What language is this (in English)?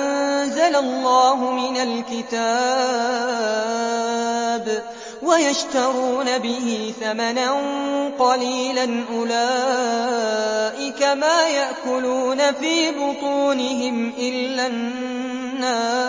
Arabic